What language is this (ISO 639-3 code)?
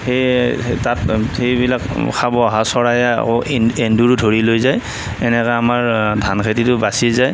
asm